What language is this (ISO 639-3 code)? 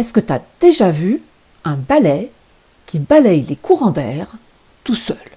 fra